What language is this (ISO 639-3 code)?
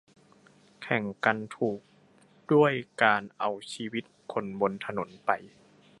tha